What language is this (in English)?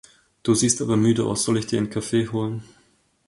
German